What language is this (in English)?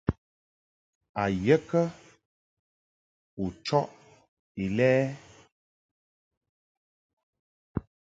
Mungaka